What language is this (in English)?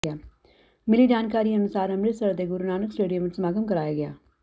Punjabi